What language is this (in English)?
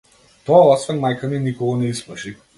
Macedonian